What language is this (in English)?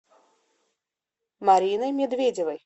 Russian